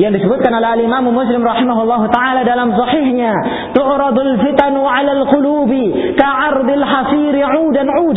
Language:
Malay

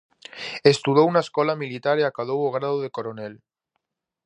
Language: Galician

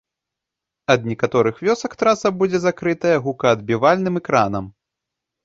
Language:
Belarusian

